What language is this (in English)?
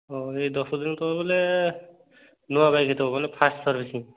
Odia